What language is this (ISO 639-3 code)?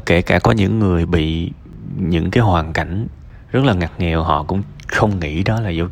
vie